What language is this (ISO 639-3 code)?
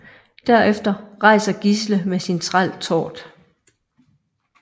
dan